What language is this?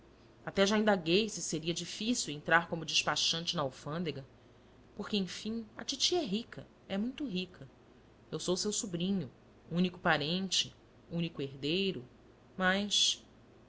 Portuguese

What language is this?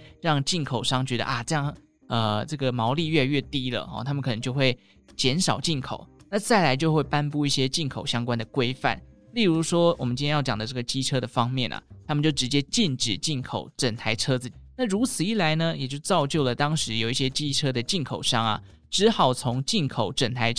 Chinese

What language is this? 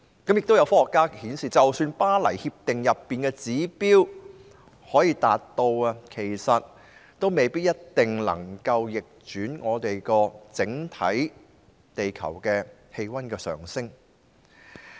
Cantonese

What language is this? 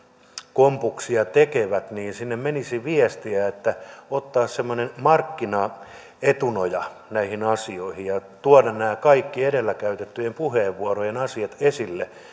Finnish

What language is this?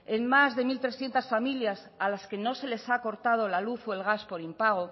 Spanish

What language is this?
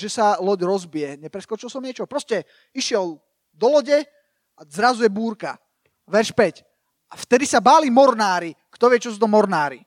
Slovak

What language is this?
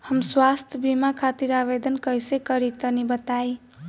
Bhojpuri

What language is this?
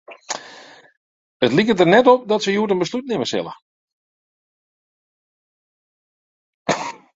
Western Frisian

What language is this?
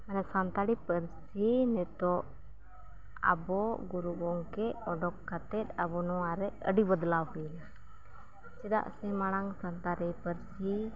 Santali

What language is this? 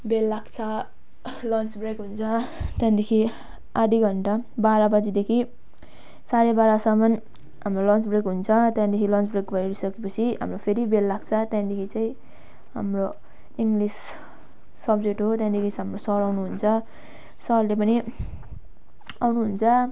Nepali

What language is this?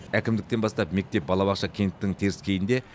Kazakh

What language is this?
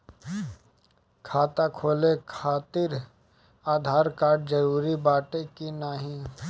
Bhojpuri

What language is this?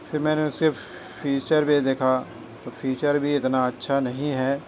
Urdu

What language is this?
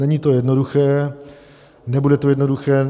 Czech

